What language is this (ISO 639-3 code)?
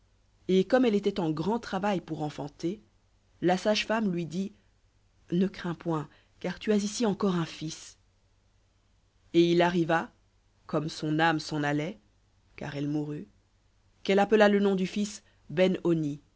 fra